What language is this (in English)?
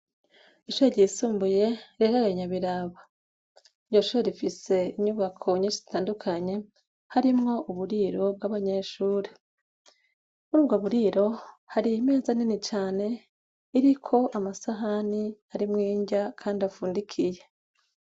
Rundi